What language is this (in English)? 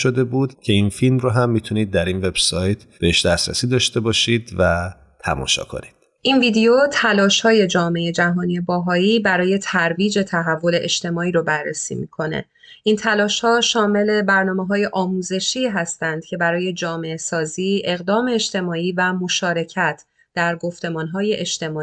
Persian